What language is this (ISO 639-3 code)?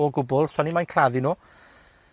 cym